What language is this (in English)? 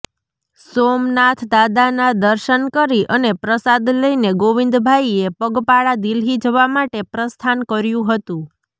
Gujarati